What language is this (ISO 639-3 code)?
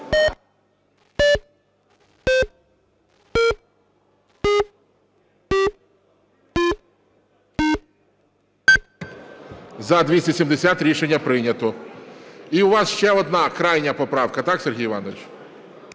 ukr